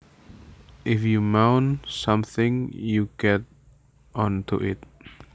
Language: Javanese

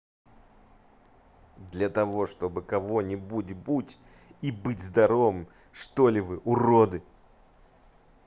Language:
Russian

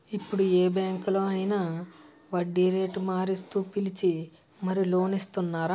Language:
Telugu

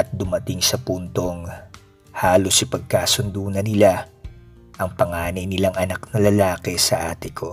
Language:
Filipino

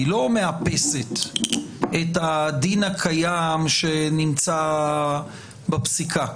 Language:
Hebrew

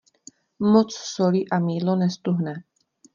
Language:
Czech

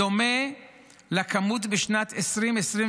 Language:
Hebrew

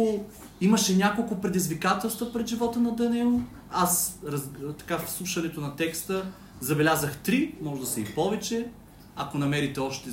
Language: Bulgarian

